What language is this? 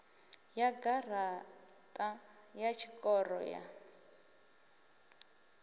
Venda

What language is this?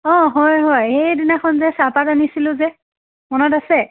Assamese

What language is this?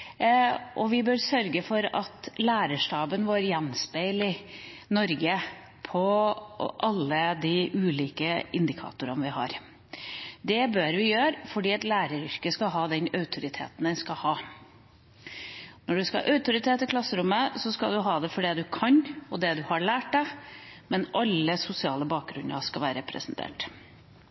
Norwegian Bokmål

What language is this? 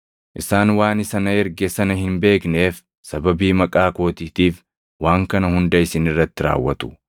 Oromo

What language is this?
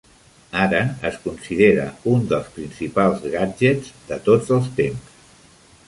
Catalan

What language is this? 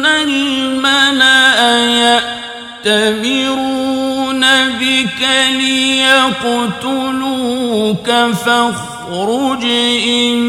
Arabic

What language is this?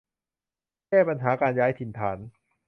Thai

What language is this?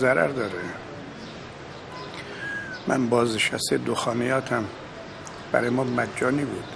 Persian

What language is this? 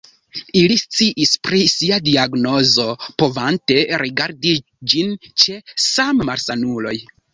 Esperanto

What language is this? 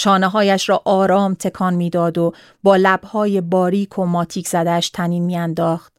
Persian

